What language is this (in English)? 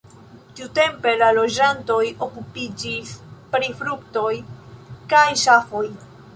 Esperanto